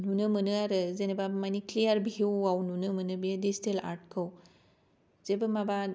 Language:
Bodo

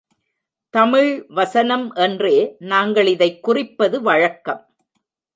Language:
Tamil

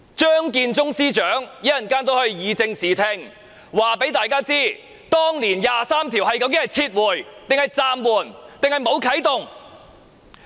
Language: Cantonese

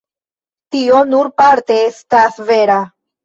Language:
Esperanto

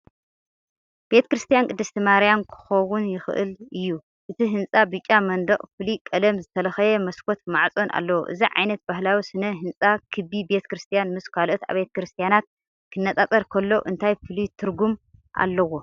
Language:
Tigrinya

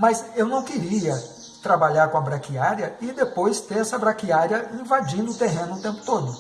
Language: Portuguese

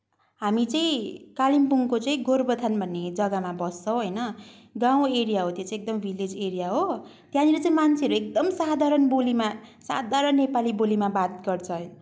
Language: Nepali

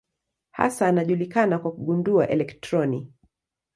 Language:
Swahili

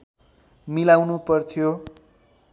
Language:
Nepali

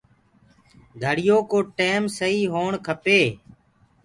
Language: Gurgula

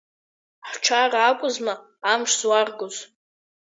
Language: Abkhazian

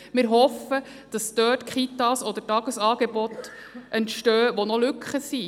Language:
Swiss German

